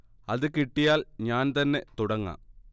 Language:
Malayalam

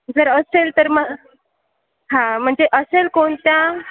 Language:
Marathi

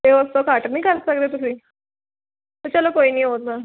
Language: Punjabi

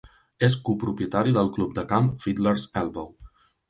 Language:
Catalan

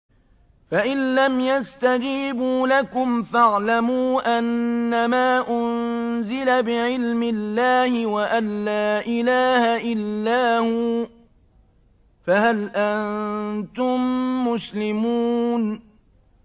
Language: Arabic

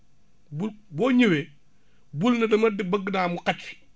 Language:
Wolof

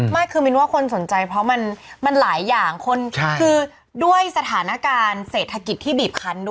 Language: Thai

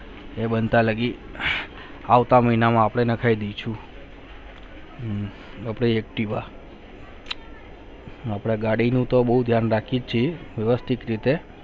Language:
Gujarati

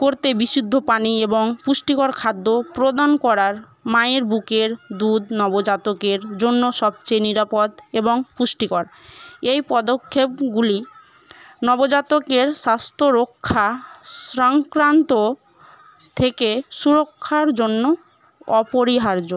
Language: Bangla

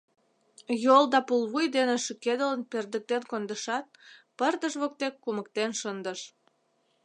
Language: Mari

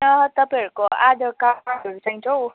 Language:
Nepali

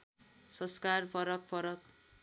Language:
Nepali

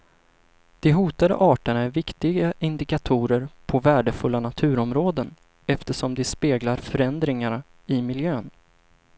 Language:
Swedish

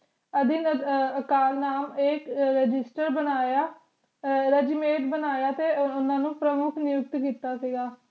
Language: Punjabi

